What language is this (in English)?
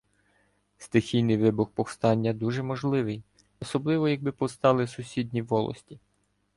Ukrainian